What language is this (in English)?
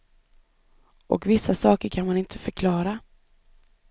Swedish